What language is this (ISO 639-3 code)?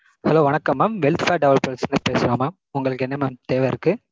tam